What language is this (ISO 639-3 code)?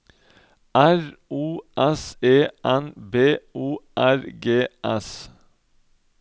nor